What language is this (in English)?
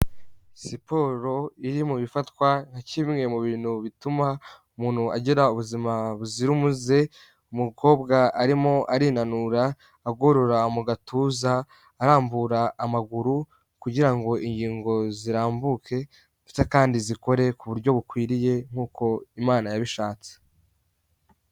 Kinyarwanda